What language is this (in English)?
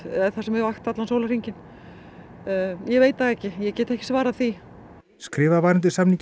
Icelandic